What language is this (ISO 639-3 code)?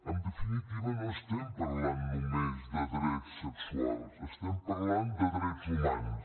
cat